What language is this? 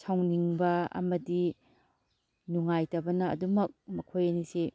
Manipuri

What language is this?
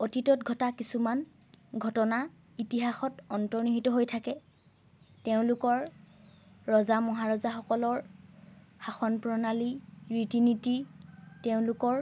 Assamese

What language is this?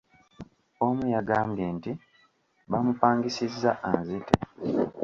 Ganda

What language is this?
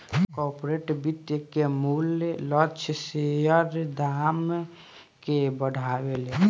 Bhojpuri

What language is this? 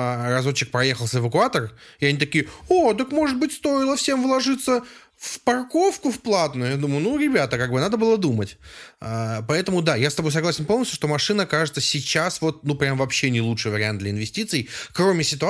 Russian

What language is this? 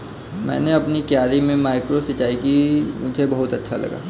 Hindi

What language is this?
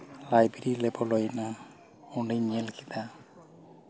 Santali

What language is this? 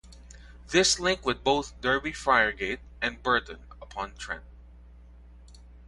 English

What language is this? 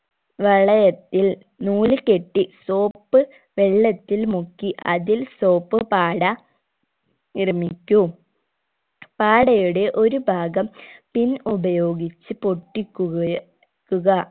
Malayalam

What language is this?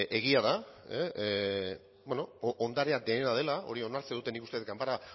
Basque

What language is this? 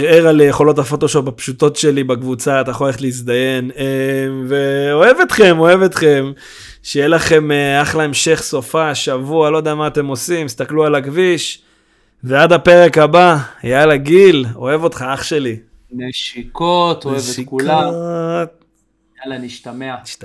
Hebrew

